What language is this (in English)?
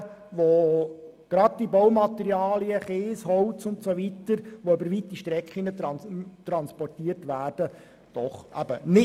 Swiss German